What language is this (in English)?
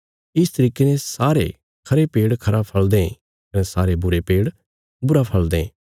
Bilaspuri